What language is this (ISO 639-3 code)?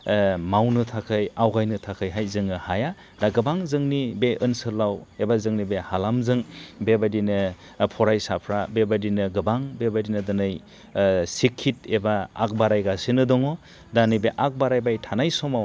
brx